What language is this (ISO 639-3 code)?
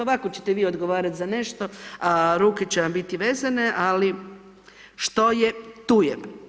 hrv